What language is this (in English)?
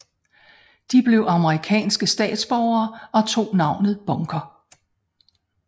Danish